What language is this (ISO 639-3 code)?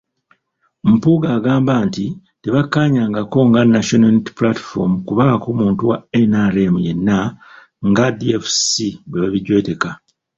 lug